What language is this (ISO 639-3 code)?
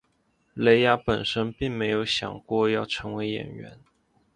zho